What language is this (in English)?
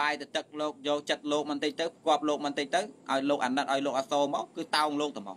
Vietnamese